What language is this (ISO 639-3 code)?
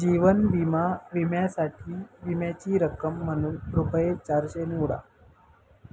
mar